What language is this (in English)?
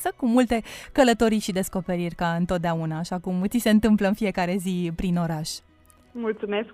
Romanian